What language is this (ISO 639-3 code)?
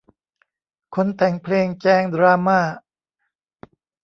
tha